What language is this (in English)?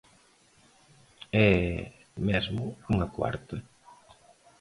Galician